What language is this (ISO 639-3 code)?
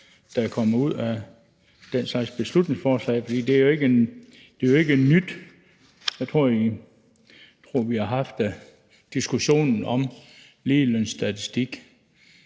dan